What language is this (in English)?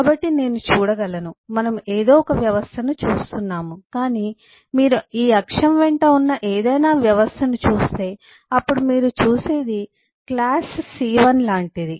Telugu